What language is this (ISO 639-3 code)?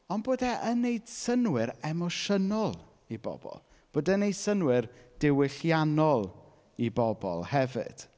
cym